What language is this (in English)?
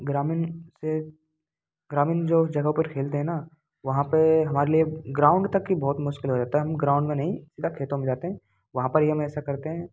Hindi